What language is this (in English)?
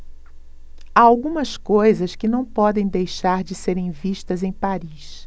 Portuguese